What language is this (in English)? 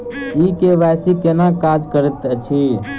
Maithili